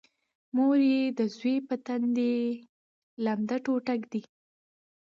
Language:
Pashto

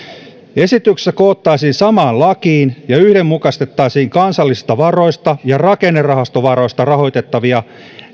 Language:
Finnish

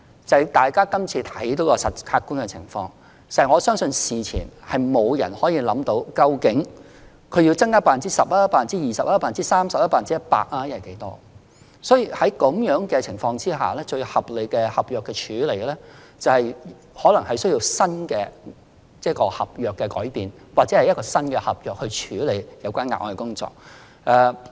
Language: Cantonese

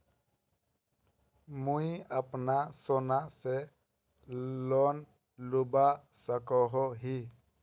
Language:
Magahi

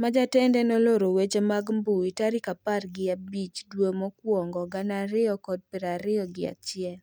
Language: Luo (Kenya and Tanzania)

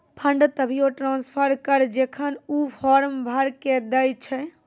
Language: Maithili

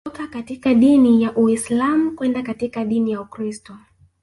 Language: Swahili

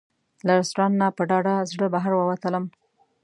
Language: Pashto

